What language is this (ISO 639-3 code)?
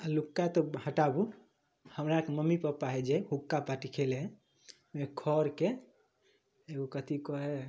mai